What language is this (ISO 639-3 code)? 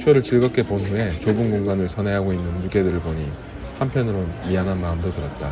kor